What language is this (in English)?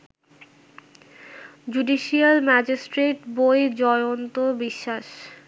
Bangla